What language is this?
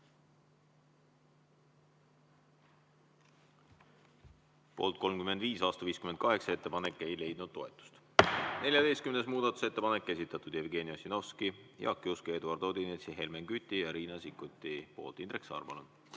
Estonian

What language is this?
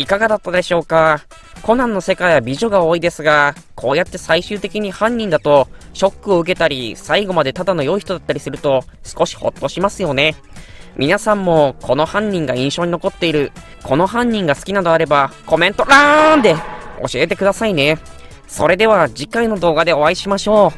Japanese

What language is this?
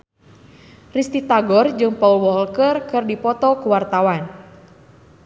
Sundanese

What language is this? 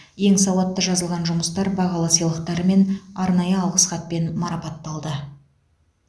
Kazakh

